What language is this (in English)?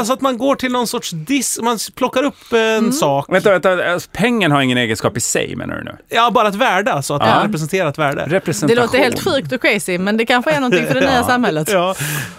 Swedish